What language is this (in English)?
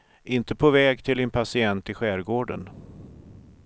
Swedish